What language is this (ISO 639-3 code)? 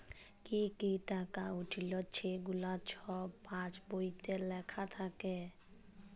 ben